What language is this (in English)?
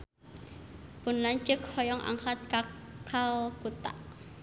Sundanese